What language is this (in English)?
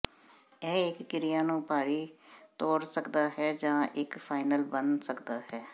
Punjabi